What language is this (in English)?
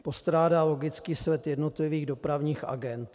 Czech